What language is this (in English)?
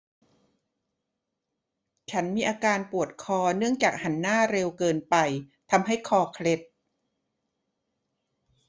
Thai